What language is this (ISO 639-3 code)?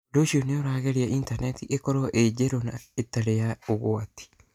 kik